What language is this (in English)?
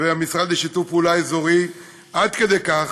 Hebrew